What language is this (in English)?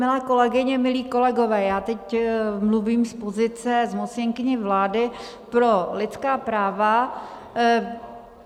Czech